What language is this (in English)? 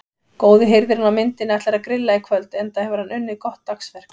Icelandic